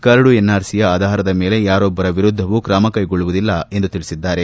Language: Kannada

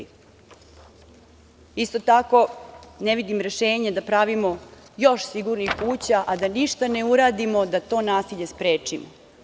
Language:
Serbian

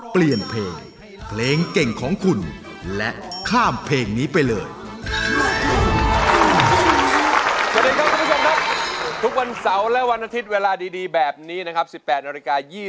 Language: Thai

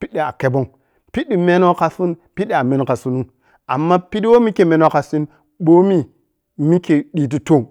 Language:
Piya-Kwonci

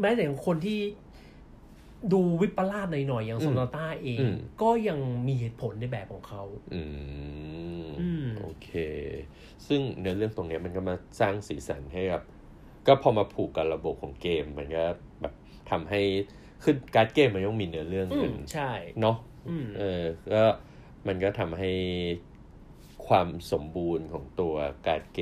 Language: Thai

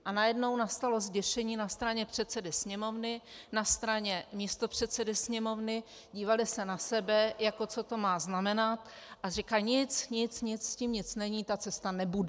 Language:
Czech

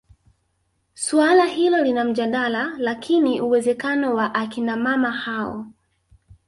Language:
Swahili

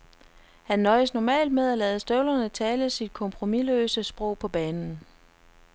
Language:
Danish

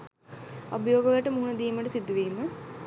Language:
Sinhala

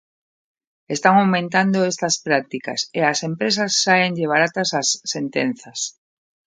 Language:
Galician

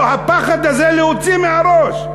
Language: Hebrew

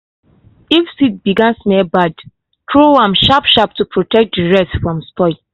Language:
Nigerian Pidgin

